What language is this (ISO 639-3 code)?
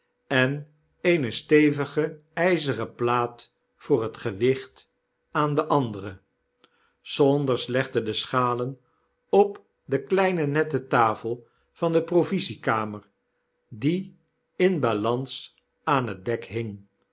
nld